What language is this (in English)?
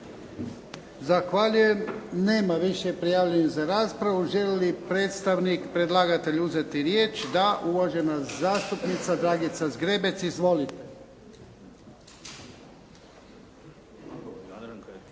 Croatian